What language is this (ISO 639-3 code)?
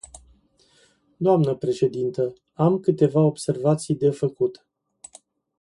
ron